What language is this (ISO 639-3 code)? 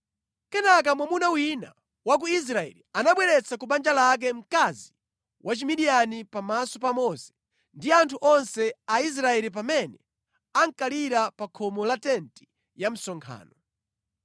nya